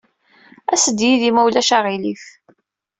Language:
Kabyle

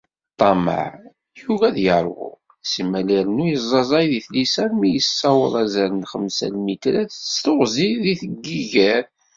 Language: Kabyle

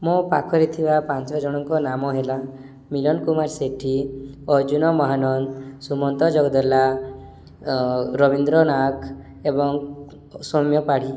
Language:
Odia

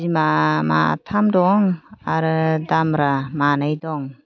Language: Bodo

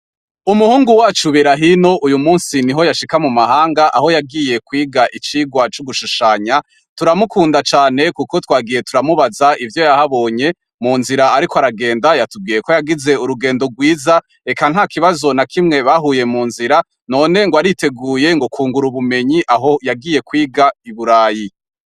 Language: Rundi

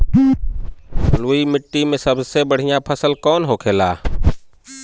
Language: Bhojpuri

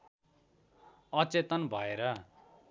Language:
Nepali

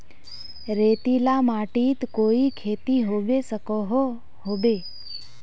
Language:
Magahi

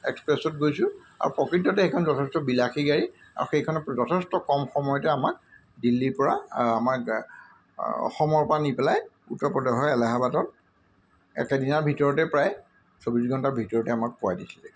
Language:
Assamese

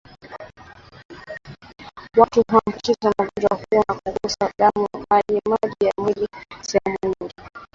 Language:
Swahili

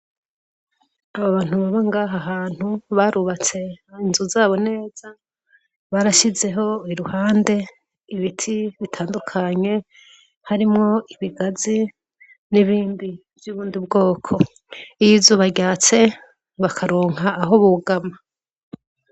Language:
Rundi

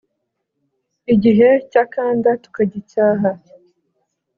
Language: Kinyarwanda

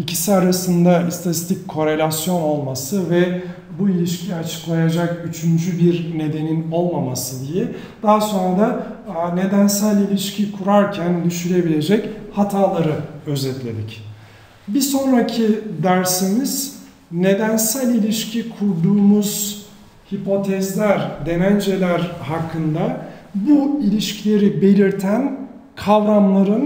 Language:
Turkish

